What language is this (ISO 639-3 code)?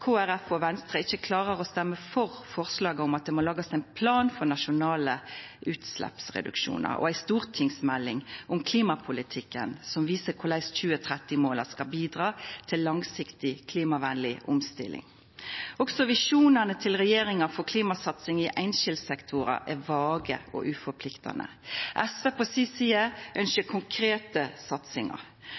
nno